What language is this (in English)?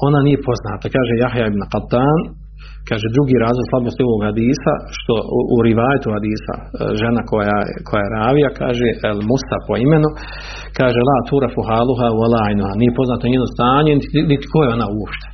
Croatian